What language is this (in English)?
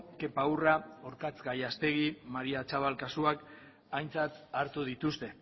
Basque